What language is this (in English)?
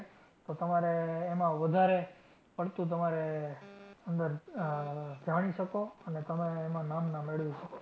Gujarati